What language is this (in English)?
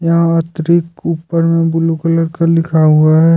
Hindi